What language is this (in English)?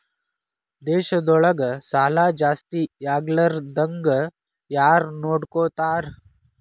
Kannada